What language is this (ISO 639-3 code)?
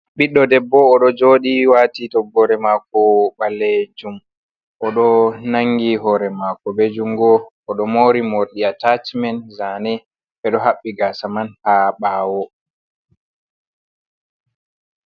ful